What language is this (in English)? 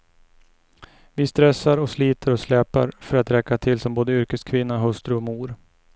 Swedish